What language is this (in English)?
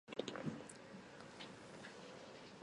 Chinese